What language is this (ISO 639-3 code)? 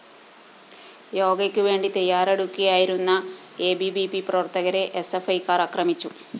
mal